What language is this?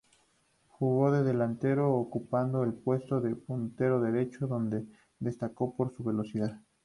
Spanish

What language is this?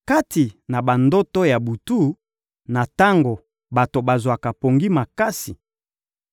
Lingala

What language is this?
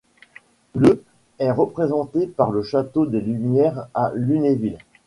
French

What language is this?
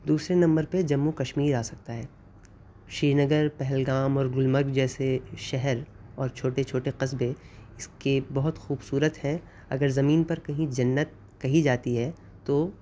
Urdu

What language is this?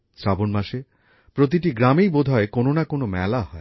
Bangla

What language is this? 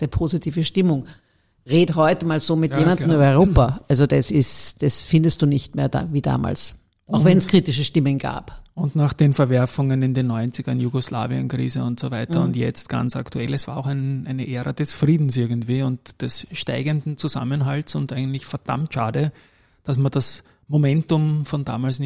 German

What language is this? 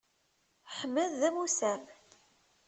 Kabyle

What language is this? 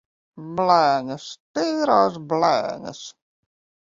Latvian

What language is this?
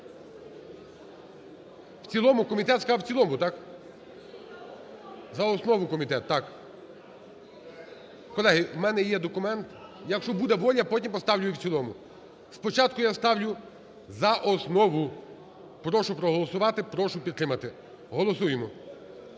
Ukrainian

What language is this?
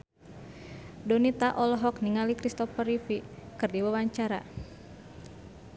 Sundanese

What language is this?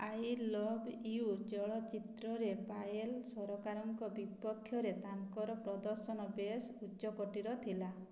Odia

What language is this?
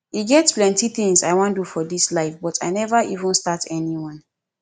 Nigerian Pidgin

